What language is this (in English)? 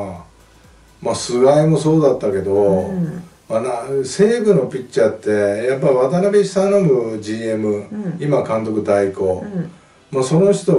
Japanese